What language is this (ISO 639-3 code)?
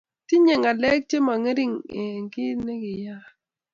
kln